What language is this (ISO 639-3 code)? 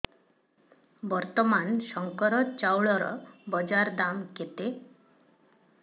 ori